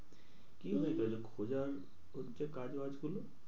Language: Bangla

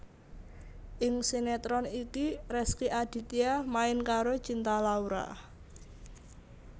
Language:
Javanese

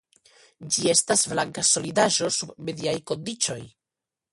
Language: Esperanto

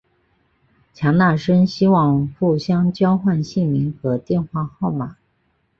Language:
Chinese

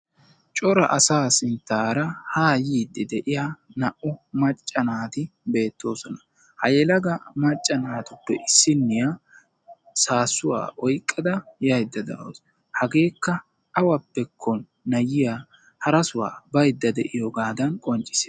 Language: Wolaytta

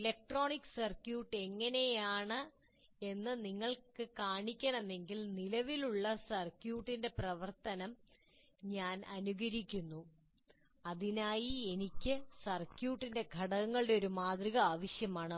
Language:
Malayalam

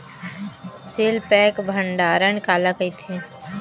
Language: Chhattisgarhi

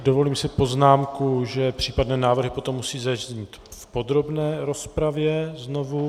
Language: Czech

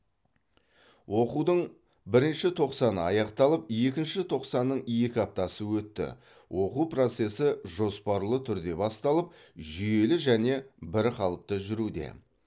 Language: Kazakh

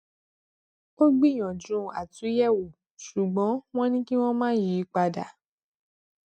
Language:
Yoruba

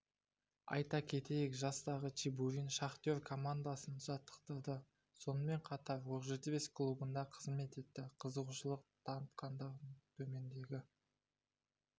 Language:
Kazakh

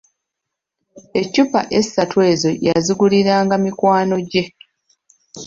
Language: Ganda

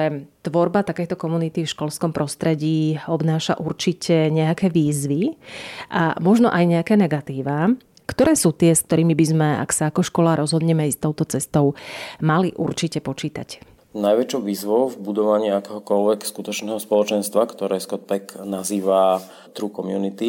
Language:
Slovak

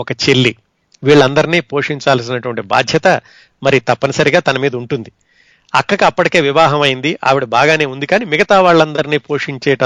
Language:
Telugu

